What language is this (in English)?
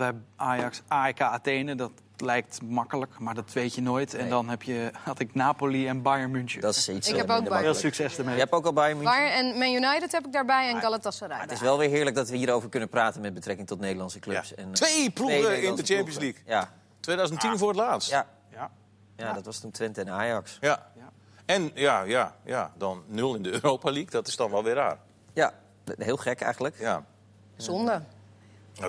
Dutch